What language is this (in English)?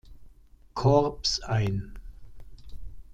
German